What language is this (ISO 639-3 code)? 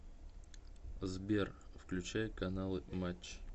rus